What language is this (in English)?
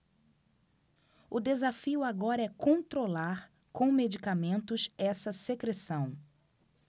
Portuguese